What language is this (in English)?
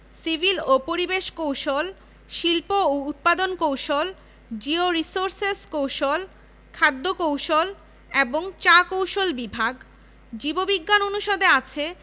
Bangla